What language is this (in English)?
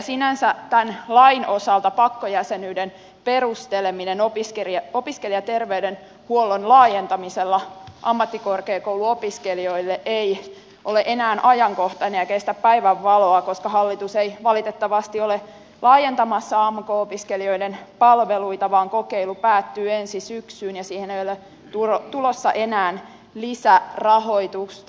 Finnish